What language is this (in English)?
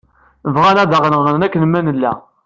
Kabyle